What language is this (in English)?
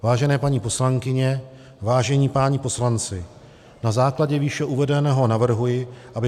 Czech